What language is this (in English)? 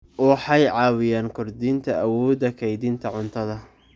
Somali